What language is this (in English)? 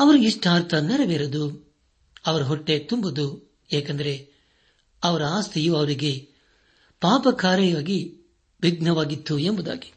Kannada